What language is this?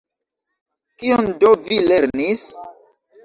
Esperanto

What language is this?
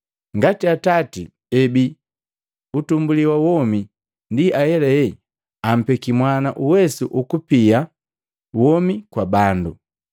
Matengo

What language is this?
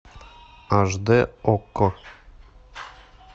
Russian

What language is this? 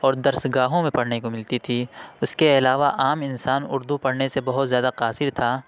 Urdu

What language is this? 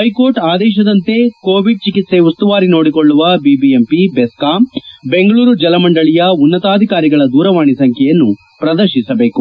Kannada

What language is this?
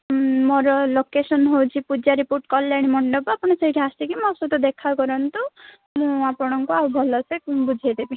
Odia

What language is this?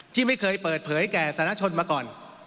Thai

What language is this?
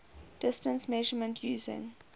English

